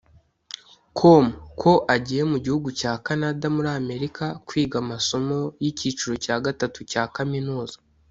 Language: Kinyarwanda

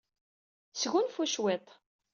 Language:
Kabyle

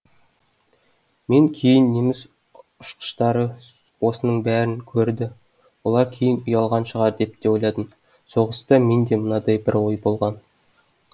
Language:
Kazakh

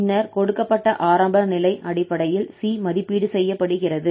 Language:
Tamil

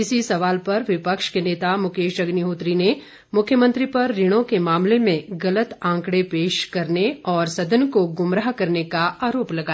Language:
Hindi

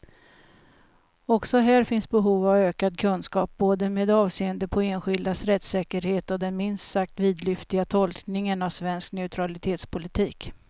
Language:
Swedish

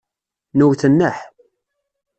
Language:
Kabyle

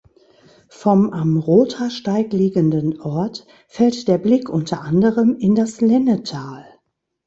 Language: German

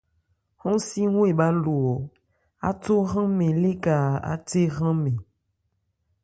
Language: Ebrié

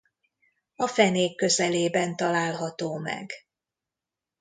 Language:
Hungarian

